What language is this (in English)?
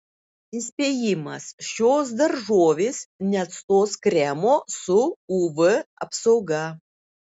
Lithuanian